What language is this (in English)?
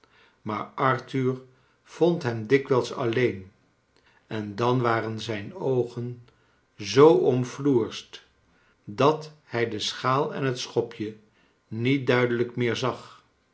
Dutch